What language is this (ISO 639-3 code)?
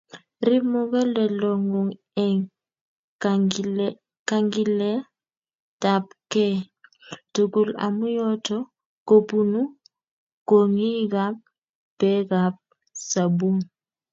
kln